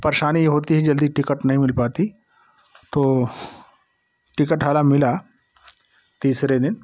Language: Hindi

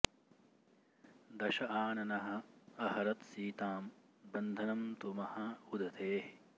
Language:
Sanskrit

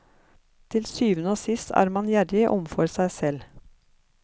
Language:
Norwegian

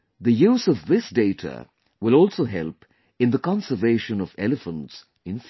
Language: English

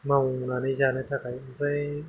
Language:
Bodo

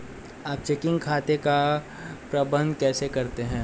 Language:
Hindi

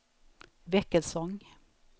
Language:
Swedish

